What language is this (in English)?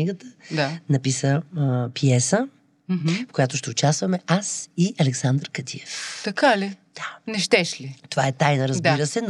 Bulgarian